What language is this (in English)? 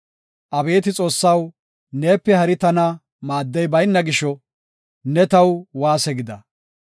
Gofa